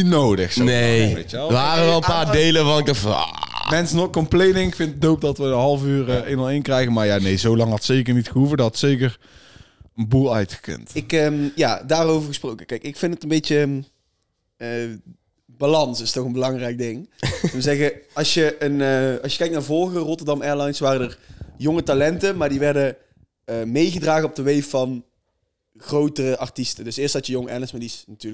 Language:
Dutch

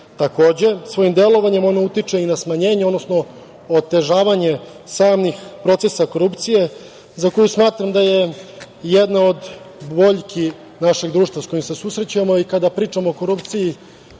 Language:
Serbian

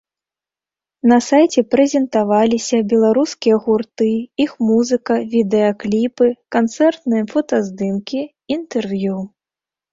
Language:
Belarusian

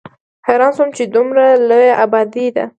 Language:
Pashto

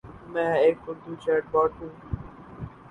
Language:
Urdu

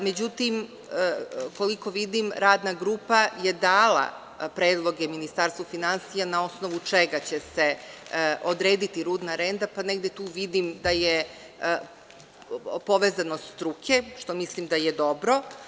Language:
Serbian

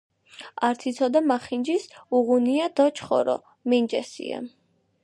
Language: Georgian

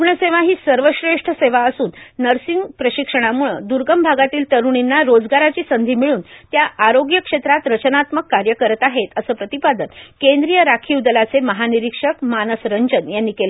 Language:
Marathi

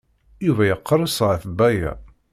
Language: Kabyle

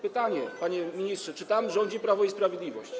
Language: Polish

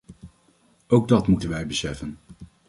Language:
Dutch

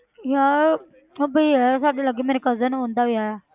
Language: Punjabi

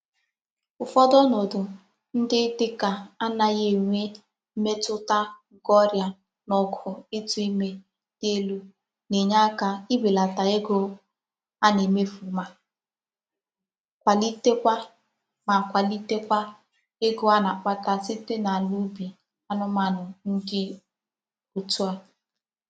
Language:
Igbo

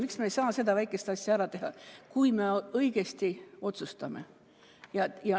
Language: Estonian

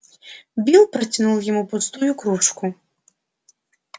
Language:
Russian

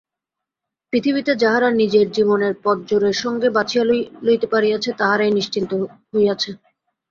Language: Bangla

